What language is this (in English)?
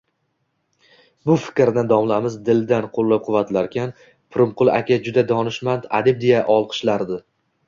Uzbek